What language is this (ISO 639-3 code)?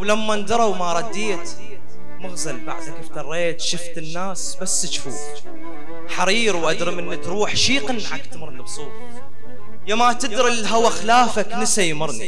ara